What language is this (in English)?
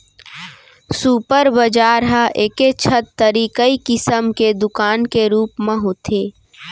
Chhattisgarhi